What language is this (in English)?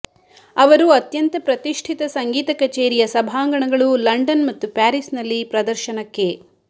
Kannada